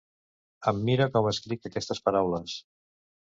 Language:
Catalan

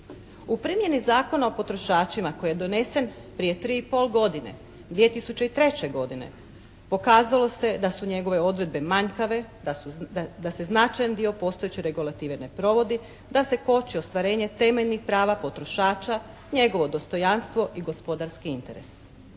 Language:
Croatian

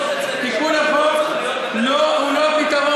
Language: Hebrew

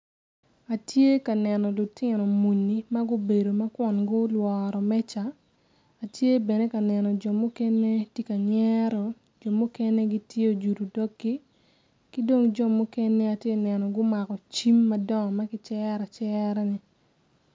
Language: Acoli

